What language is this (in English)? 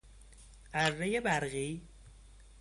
Persian